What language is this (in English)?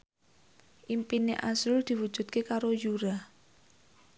Javanese